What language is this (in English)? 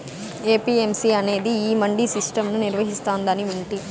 Telugu